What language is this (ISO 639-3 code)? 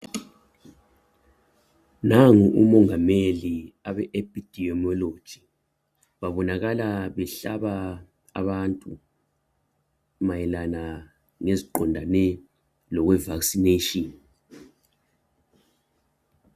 nde